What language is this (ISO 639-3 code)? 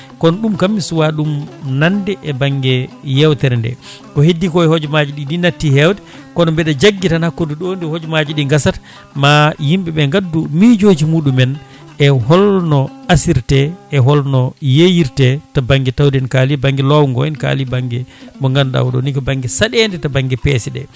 ful